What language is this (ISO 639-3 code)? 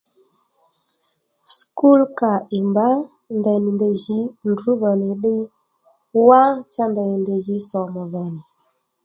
led